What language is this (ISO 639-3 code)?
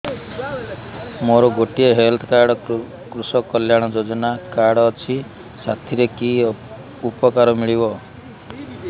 ori